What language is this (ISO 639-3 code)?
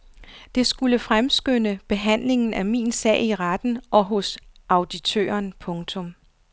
dan